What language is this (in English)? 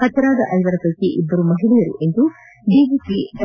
Kannada